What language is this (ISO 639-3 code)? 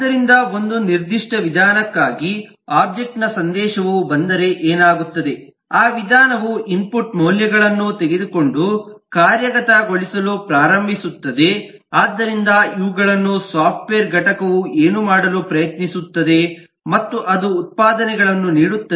kan